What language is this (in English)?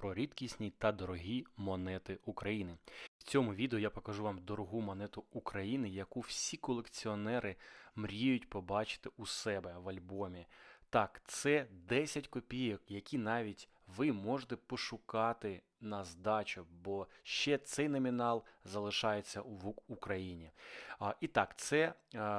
Ukrainian